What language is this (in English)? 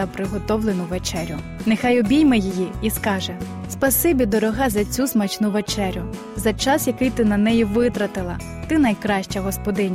Ukrainian